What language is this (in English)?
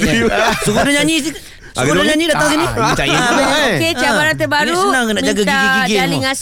Malay